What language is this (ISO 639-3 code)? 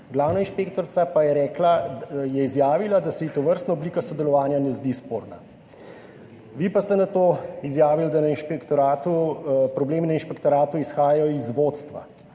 slv